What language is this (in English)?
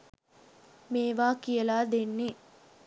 Sinhala